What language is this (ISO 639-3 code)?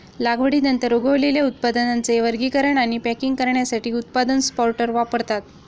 mar